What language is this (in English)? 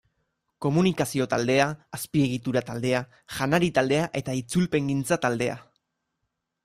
Basque